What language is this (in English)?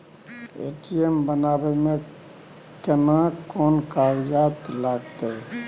Maithili